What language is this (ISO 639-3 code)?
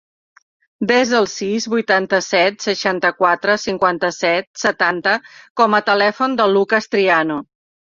cat